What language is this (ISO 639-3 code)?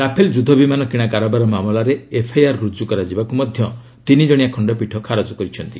ori